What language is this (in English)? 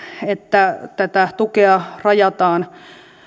Finnish